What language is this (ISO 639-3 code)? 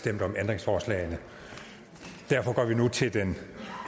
dan